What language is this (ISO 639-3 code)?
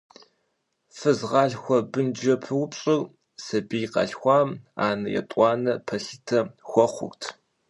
kbd